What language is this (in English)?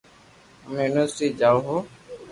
Loarki